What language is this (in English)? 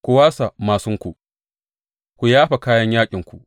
Hausa